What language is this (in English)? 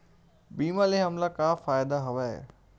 Chhattisgarhi